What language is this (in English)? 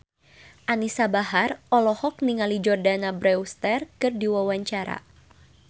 Sundanese